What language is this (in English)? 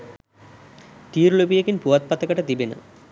Sinhala